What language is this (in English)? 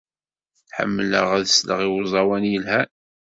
Kabyle